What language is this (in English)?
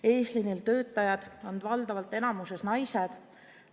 Estonian